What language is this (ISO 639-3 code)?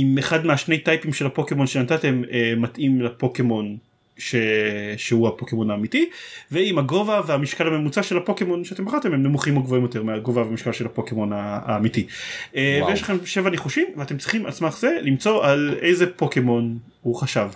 heb